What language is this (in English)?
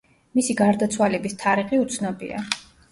Georgian